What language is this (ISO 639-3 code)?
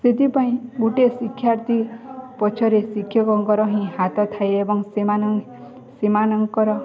ori